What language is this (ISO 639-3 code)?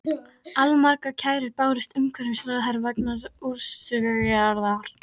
isl